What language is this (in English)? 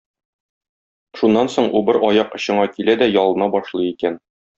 Tatar